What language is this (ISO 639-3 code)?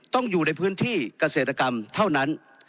tha